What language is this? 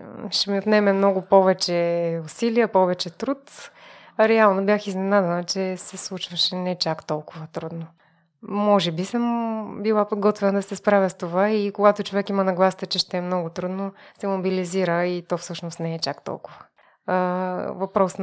Bulgarian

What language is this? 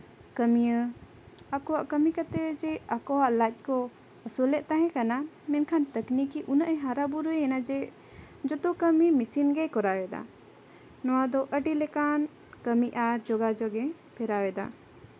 Santali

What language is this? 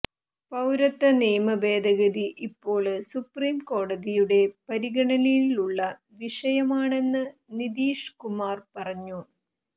Malayalam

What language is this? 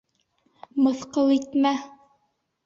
Bashkir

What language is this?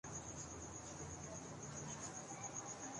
Urdu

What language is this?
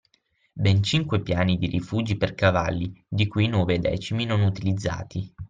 Italian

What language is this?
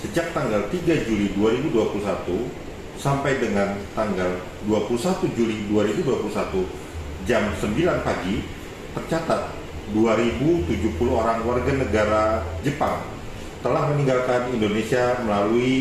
Indonesian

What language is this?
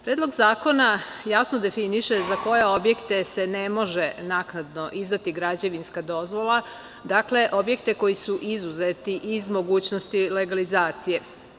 Serbian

